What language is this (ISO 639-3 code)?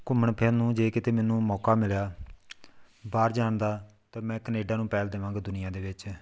pan